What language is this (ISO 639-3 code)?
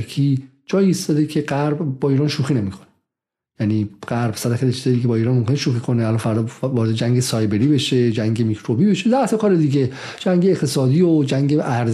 fas